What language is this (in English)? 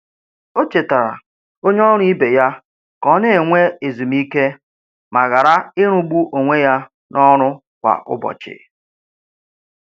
Igbo